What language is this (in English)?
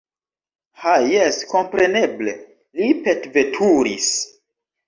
Esperanto